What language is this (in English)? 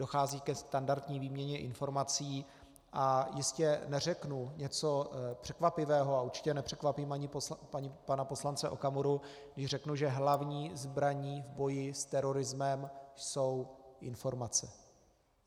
Czech